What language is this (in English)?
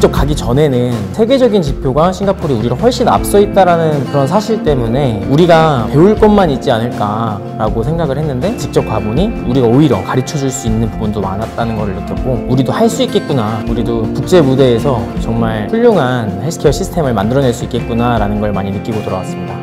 Korean